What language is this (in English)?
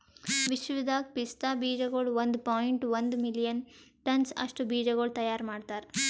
Kannada